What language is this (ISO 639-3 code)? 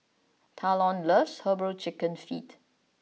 eng